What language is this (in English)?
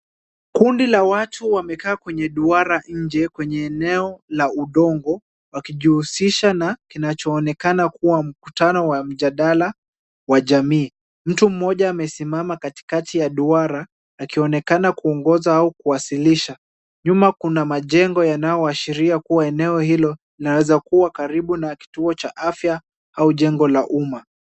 Swahili